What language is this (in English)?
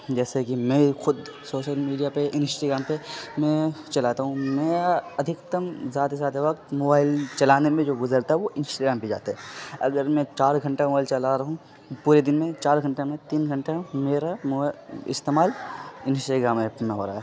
Urdu